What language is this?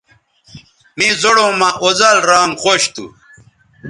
Bateri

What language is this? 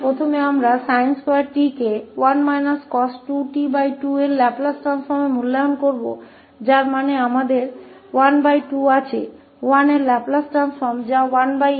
Hindi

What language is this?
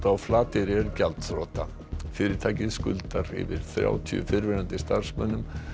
Icelandic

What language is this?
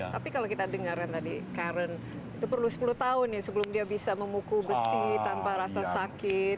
Indonesian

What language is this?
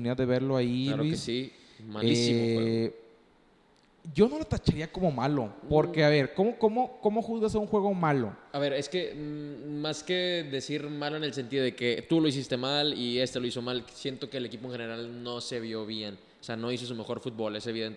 Spanish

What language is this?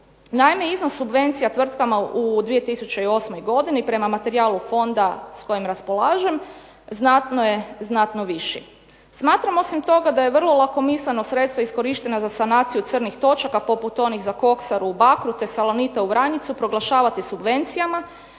Croatian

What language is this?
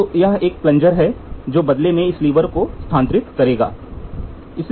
Hindi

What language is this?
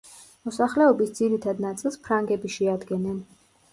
Georgian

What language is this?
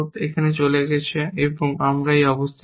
Bangla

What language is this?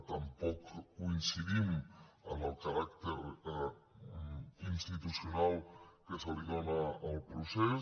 Catalan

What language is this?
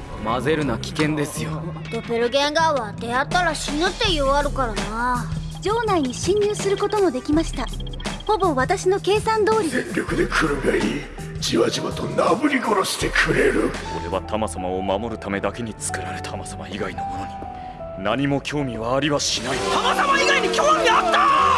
Japanese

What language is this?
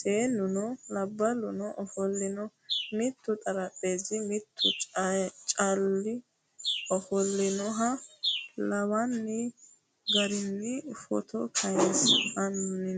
Sidamo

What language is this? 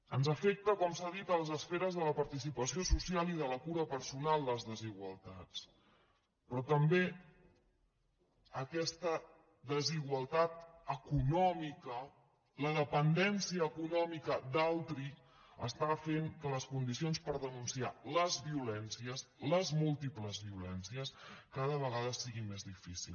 Catalan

